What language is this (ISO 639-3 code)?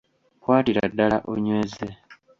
lug